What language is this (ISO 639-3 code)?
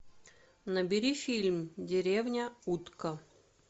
rus